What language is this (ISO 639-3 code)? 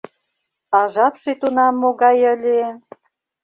chm